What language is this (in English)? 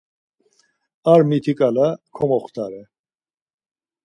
Laz